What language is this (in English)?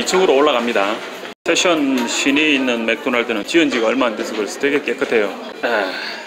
Korean